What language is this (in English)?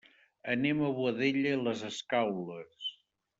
Catalan